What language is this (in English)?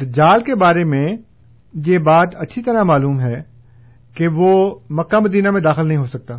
Urdu